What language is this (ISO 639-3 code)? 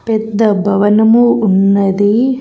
tel